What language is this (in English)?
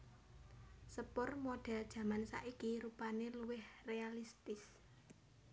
Javanese